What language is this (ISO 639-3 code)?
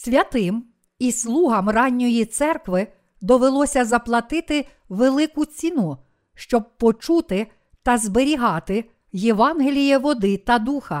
ukr